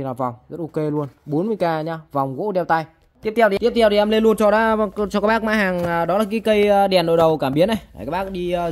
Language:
Vietnamese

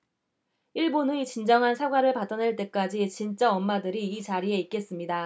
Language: Korean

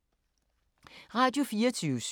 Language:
Danish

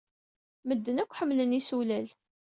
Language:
Kabyle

